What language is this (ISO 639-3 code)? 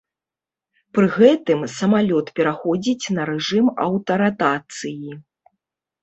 bel